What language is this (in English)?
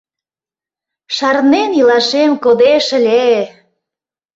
Mari